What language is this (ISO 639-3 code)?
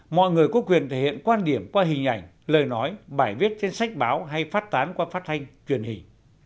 vie